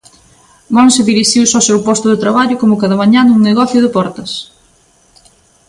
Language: Galician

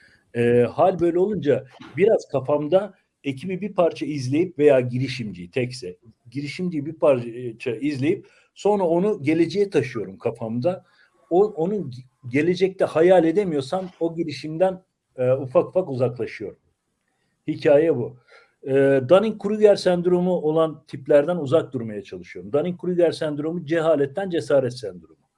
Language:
Turkish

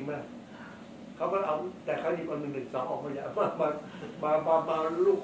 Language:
Thai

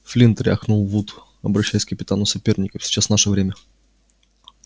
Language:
Russian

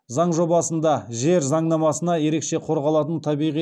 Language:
Kazakh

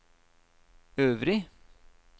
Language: Norwegian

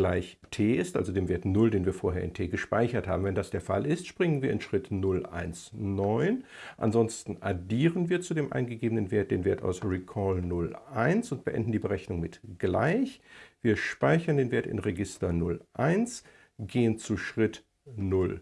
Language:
German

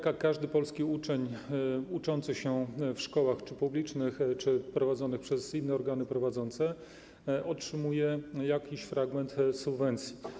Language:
Polish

